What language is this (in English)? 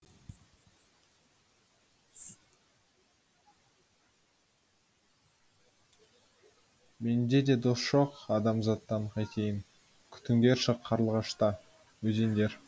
Kazakh